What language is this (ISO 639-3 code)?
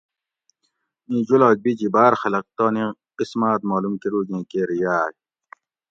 gwc